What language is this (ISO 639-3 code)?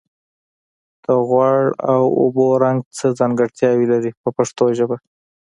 pus